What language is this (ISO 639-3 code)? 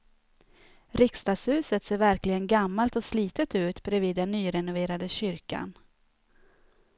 swe